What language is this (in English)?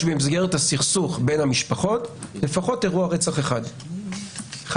Hebrew